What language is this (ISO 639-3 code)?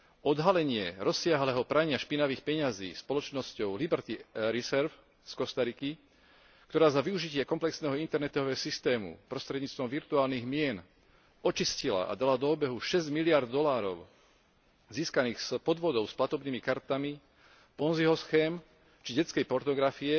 slk